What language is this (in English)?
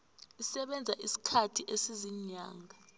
South Ndebele